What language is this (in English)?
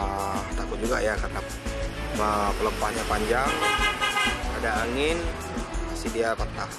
Indonesian